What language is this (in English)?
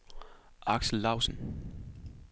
Danish